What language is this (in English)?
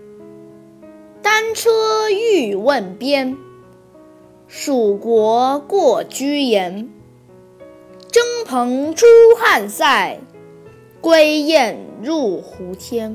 Chinese